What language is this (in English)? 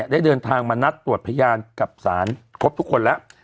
Thai